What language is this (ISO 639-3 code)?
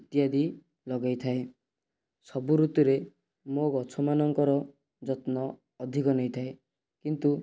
ori